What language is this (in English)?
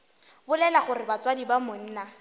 Northern Sotho